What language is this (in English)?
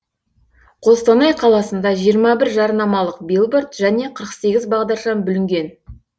Kazakh